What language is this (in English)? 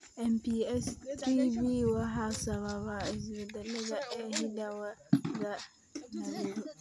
Somali